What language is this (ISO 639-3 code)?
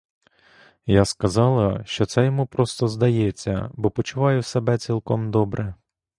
ukr